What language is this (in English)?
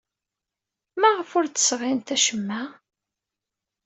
Kabyle